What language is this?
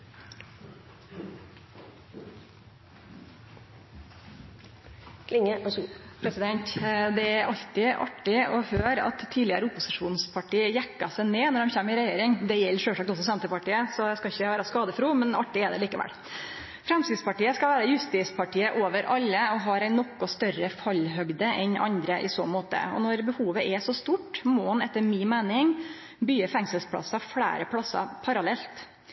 Norwegian Nynorsk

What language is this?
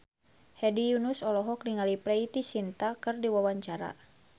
Sundanese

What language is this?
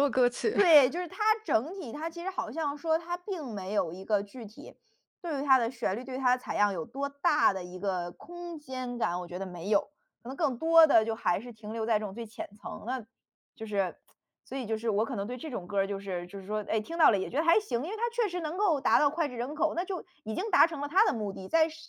Chinese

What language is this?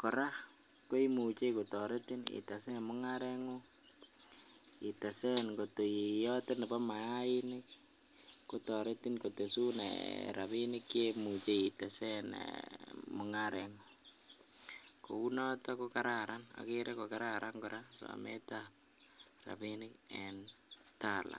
Kalenjin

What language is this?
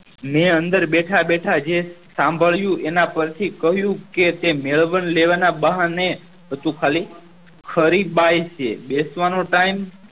Gujarati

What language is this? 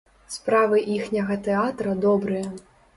Belarusian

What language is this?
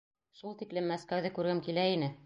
Bashkir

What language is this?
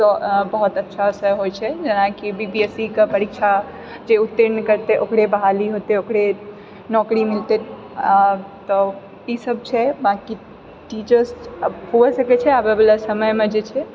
Maithili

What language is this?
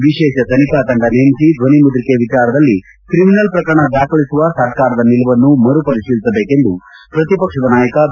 Kannada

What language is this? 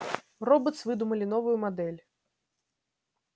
Russian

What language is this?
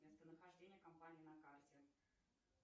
Russian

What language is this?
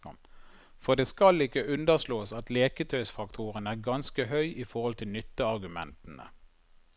Norwegian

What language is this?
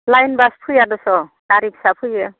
Bodo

